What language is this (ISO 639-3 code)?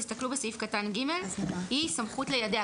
heb